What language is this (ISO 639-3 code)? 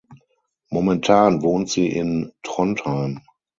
deu